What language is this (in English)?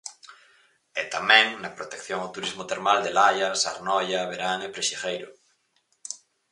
Galician